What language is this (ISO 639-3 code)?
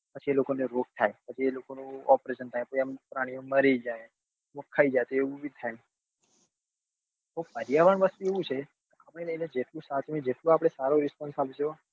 guj